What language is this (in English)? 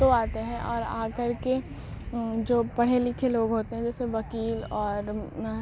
Urdu